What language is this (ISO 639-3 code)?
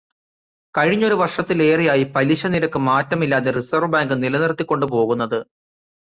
mal